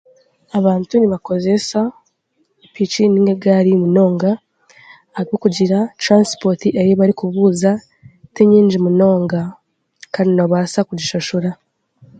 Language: Chiga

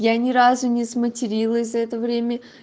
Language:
Russian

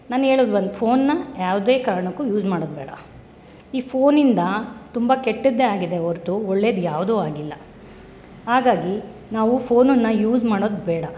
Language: Kannada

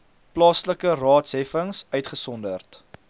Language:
Afrikaans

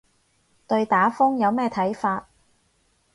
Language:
Cantonese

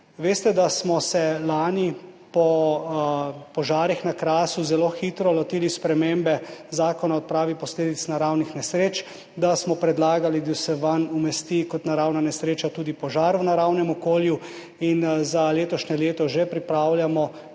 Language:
Slovenian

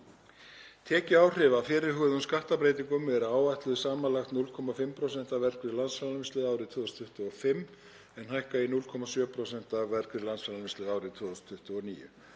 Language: Icelandic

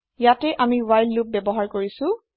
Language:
Assamese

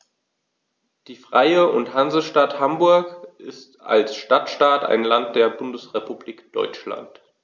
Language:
German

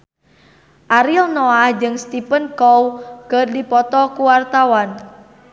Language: Sundanese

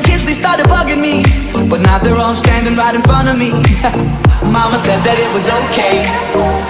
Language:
English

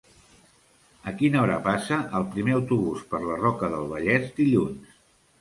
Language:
Catalan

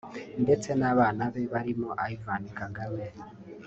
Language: Kinyarwanda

